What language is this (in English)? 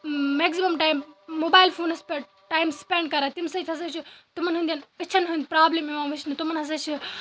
Kashmiri